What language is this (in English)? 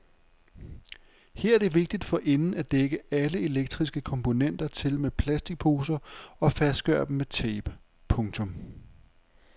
Danish